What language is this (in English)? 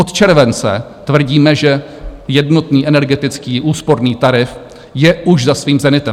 Czech